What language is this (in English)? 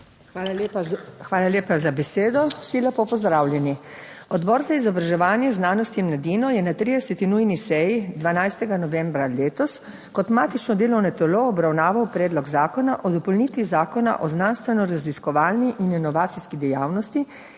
Slovenian